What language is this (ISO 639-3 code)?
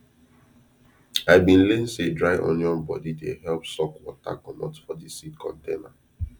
pcm